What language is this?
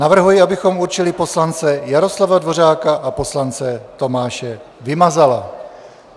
Czech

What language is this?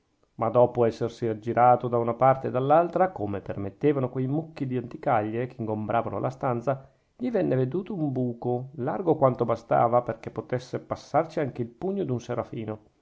Italian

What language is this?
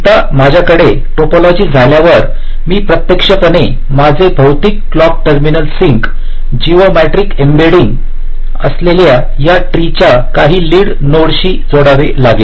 Marathi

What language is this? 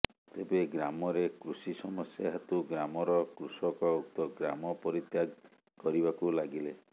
Odia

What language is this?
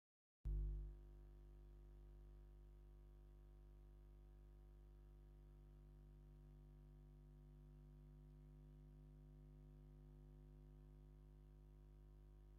Tigrinya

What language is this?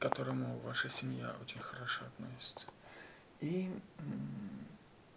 Russian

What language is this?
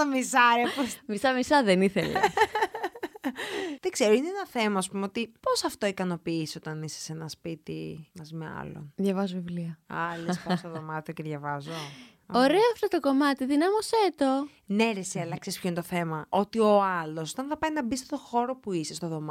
Greek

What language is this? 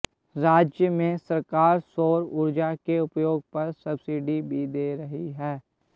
Hindi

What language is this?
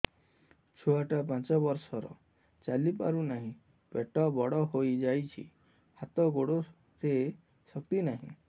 Odia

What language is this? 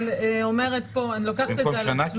Hebrew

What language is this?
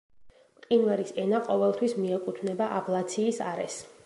Georgian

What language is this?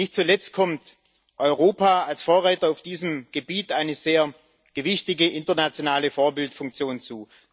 German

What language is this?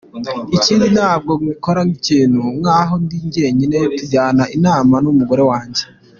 Kinyarwanda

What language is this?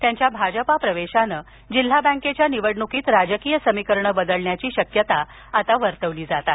Marathi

